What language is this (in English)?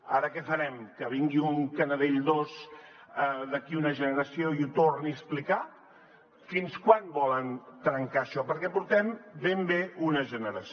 Catalan